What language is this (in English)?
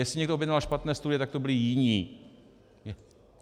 Czech